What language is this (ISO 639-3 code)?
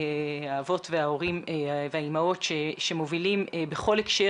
heb